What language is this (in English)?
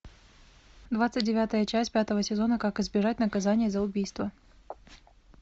Russian